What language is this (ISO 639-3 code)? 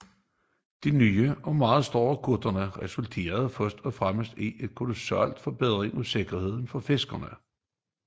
dan